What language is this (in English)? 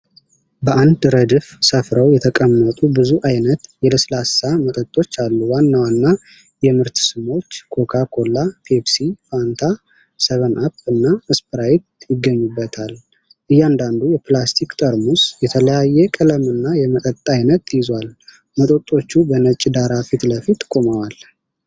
Amharic